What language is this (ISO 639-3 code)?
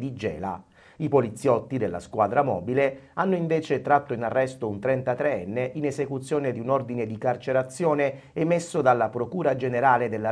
ita